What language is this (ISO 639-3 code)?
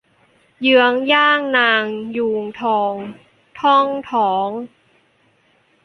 tha